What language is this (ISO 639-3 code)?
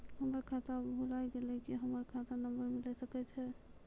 mai